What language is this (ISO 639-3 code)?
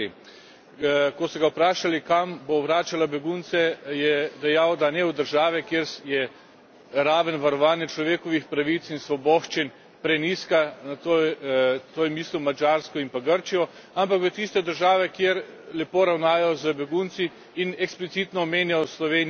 slv